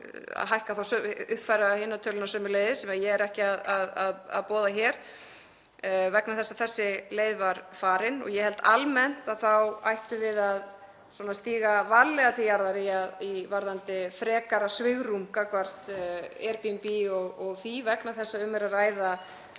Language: Icelandic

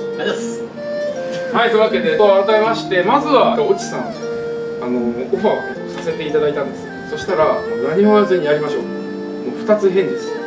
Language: Japanese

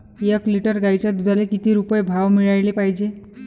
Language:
Marathi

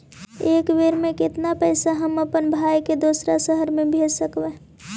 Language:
Magahi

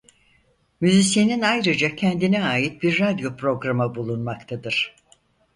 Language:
Turkish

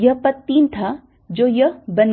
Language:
Hindi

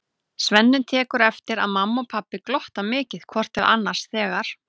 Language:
Icelandic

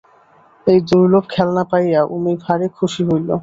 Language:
Bangla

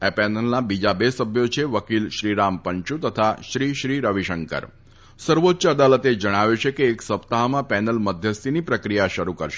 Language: Gujarati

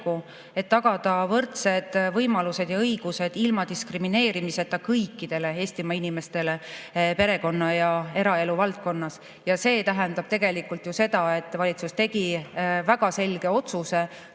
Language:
Estonian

